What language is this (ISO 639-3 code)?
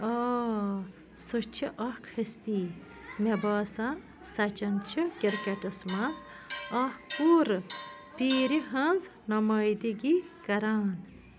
kas